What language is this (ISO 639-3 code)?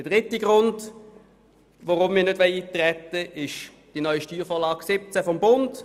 gsw